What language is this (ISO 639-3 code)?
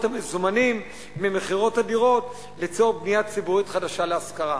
heb